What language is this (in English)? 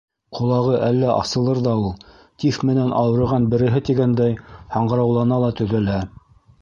Bashkir